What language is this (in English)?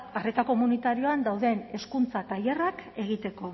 Basque